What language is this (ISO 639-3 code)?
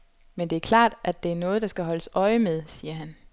dan